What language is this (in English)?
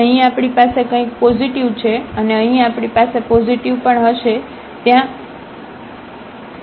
Gujarati